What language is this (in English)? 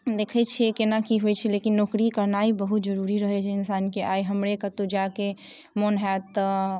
Maithili